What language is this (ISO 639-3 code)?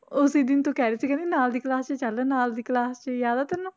pan